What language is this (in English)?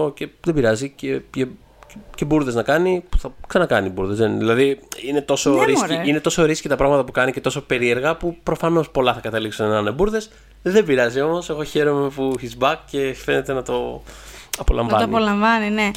Greek